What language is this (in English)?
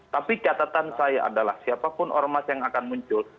Indonesian